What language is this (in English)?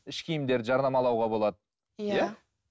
Kazakh